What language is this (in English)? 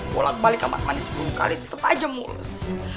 Indonesian